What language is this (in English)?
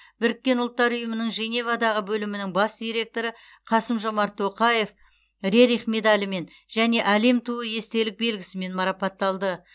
Kazakh